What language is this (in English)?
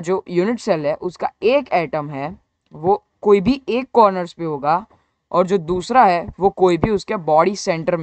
Hindi